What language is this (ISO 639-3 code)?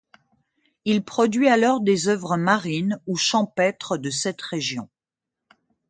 fra